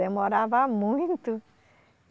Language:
Portuguese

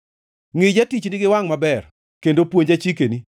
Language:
Luo (Kenya and Tanzania)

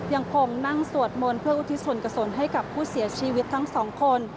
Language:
Thai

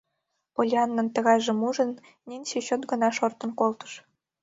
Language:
Mari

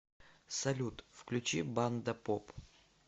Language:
Russian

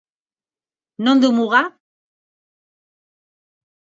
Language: Basque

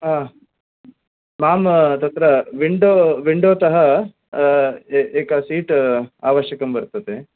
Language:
Sanskrit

